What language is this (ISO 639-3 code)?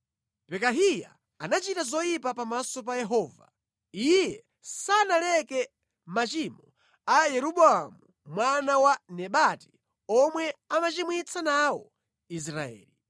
nya